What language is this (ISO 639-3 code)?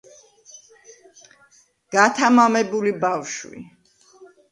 kat